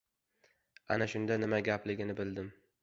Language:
Uzbek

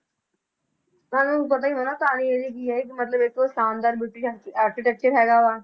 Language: Punjabi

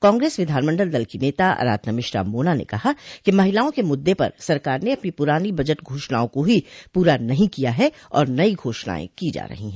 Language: Hindi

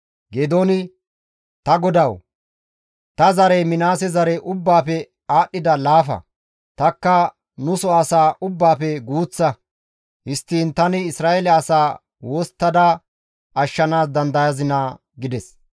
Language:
Gamo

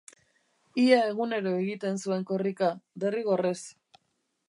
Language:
Basque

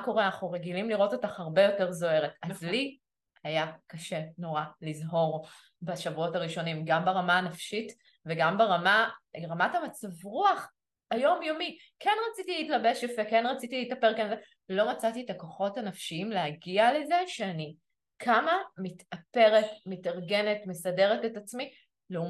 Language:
Hebrew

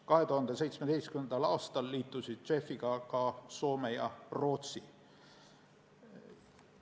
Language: Estonian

